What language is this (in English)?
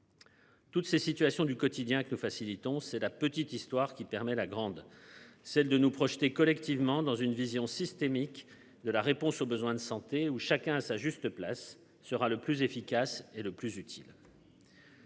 French